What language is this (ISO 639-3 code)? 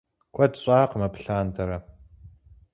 kbd